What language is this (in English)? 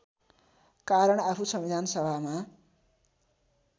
Nepali